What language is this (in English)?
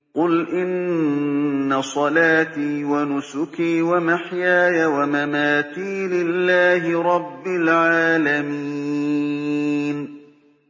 Arabic